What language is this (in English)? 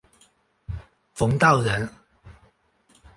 Chinese